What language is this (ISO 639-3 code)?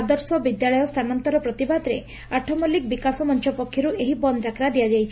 ori